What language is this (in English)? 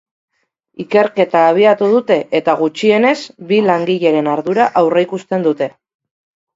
Basque